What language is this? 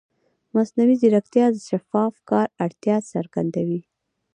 Pashto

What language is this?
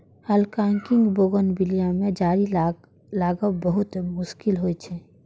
Maithili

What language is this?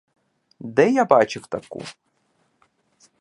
Ukrainian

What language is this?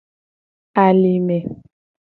Gen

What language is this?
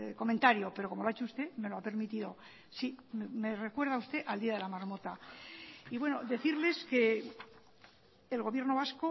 Spanish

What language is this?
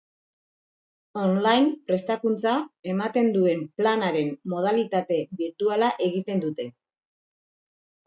Basque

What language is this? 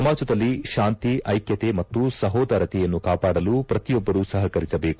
Kannada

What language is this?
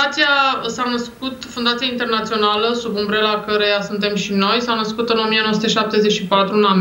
Romanian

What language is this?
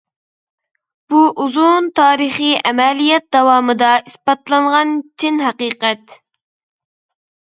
Uyghur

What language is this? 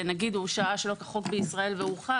Hebrew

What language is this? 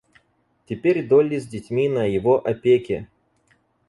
Russian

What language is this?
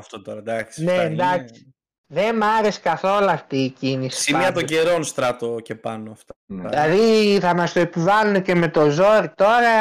Greek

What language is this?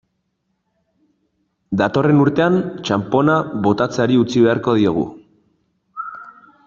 Basque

